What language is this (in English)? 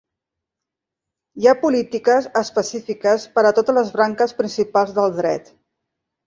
Catalan